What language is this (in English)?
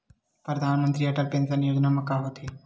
Chhattisgarhi